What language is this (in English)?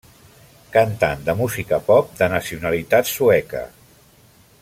Catalan